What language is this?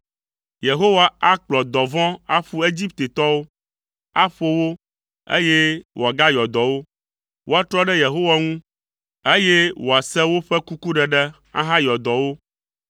Ewe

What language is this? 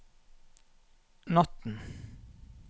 Norwegian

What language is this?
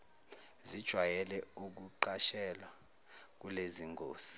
Zulu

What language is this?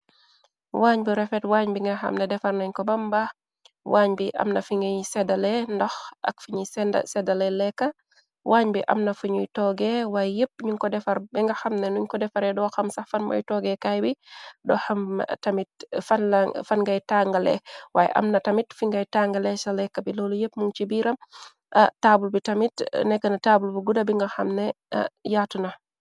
Wolof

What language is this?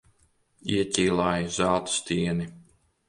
Latvian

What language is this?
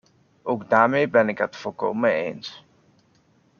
Dutch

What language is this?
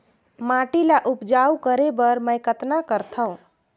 Chhattisgarhi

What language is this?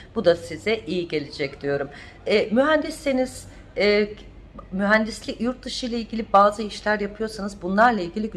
Turkish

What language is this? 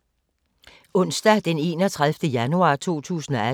Danish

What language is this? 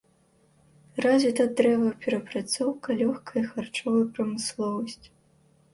Belarusian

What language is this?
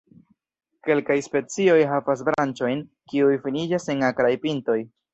Esperanto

